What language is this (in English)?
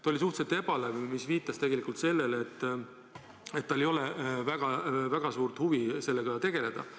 Estonian